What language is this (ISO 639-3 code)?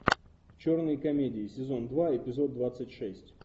rus